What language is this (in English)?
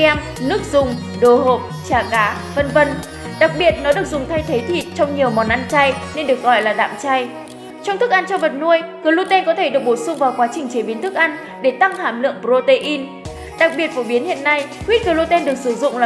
Vietnamese